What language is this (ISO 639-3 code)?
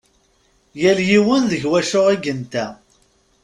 kab